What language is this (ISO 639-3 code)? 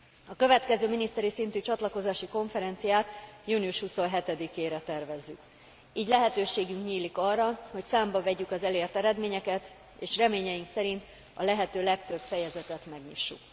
hun